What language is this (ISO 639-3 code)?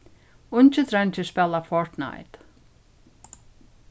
fao